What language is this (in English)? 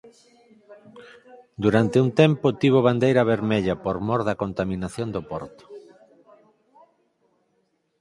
Galician